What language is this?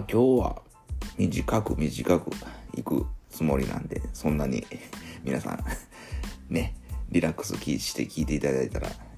Japanese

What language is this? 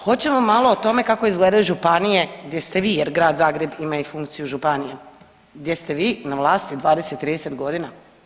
Croatian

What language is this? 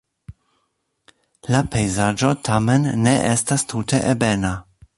Esperanto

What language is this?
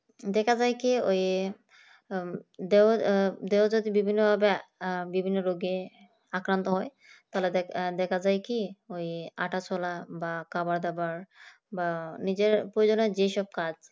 Bangla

